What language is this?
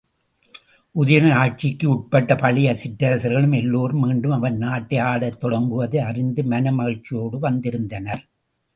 Tamil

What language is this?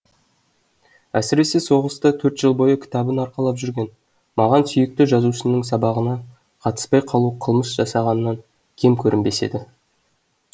Kazakh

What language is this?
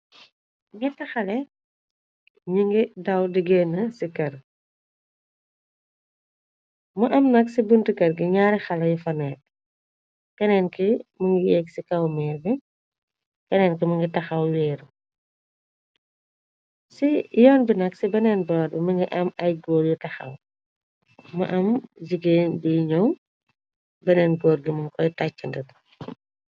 Wolof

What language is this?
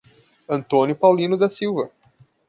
Portuguese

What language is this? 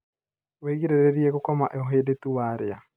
Kikuyu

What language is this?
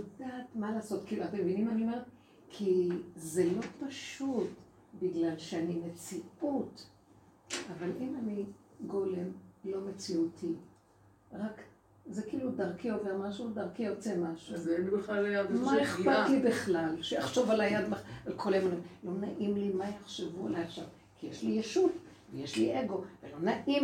Hebrew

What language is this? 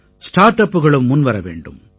Tamil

